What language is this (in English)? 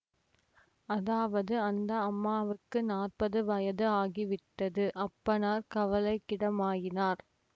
Tamil